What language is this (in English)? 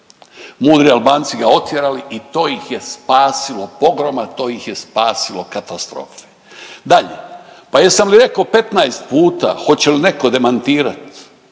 Croatian